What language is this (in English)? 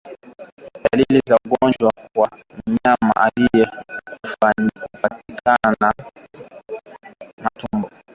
Swahili